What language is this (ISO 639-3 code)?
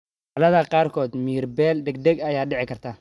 som